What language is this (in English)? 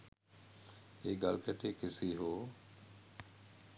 Sinhala